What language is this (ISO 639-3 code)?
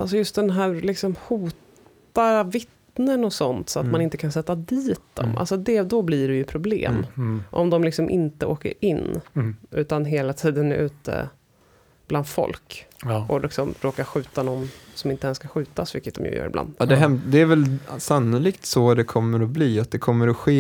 swe